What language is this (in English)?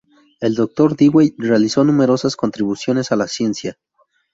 Spanish